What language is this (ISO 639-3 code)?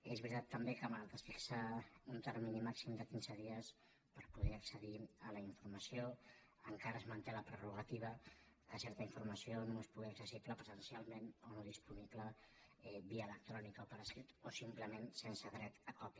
cat